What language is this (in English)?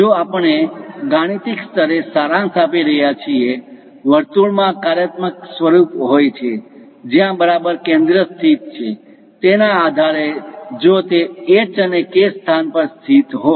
Gujarati